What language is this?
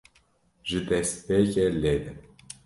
Kurdish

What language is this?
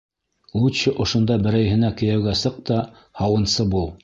Bashkir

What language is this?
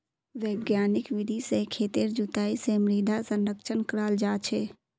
Magahi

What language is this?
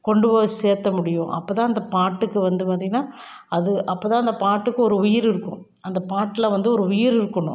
Tamil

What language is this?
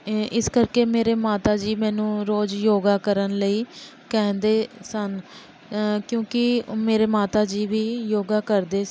Punjabi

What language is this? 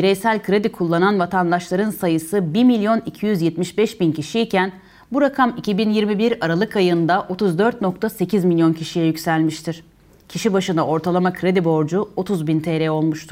Turkish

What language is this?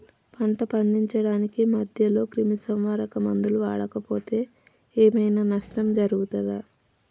Telugu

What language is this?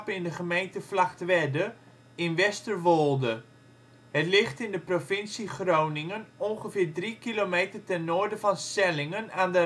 Dutch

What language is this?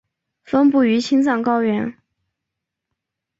Chinese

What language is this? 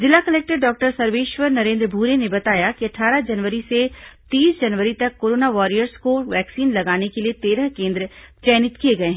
Hindi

